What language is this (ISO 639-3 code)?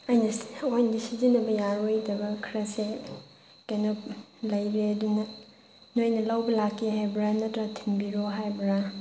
mni